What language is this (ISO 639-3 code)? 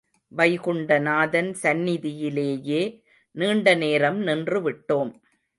tam